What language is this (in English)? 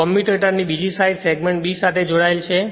Gujarati